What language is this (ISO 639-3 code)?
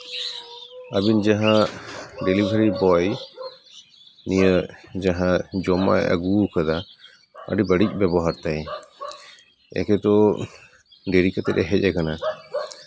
sat